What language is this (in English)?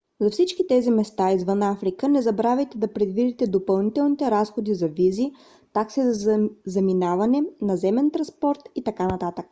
Bulgarian